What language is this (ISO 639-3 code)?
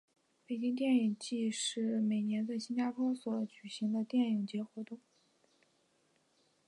zho